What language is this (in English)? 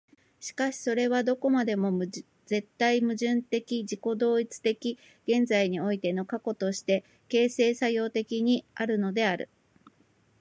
Japanese